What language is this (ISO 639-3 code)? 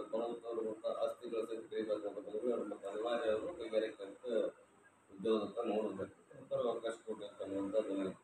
ara